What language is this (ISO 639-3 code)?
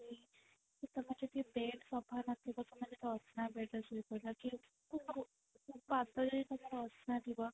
ori